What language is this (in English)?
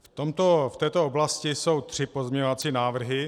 Czech